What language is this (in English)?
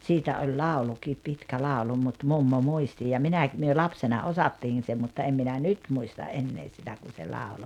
Finnish